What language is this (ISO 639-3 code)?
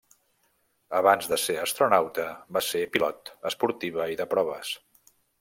cat